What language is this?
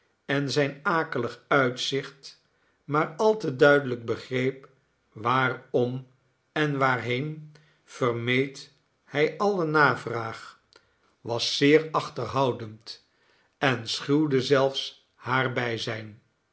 Dutch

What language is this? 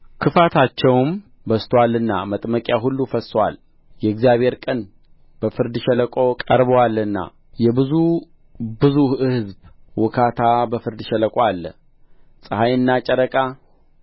Amharic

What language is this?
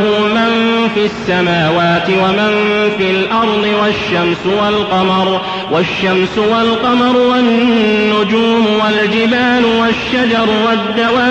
Arabic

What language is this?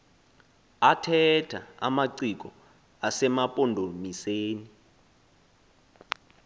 Xhosa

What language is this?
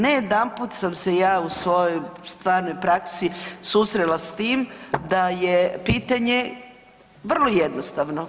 Croatian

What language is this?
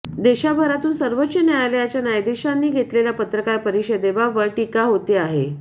Marathi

